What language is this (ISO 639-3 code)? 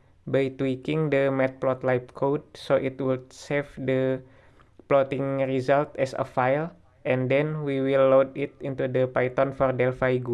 ind